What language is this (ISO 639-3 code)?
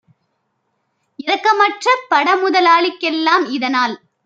tam